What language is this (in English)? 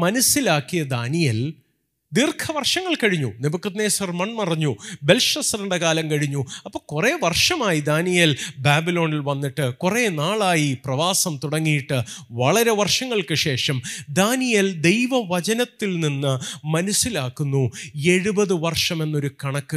Malayalam